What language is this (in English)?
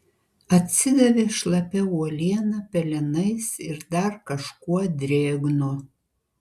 Lithuanian